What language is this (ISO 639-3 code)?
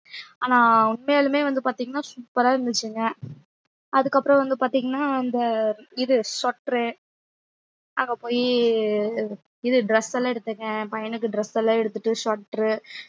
tam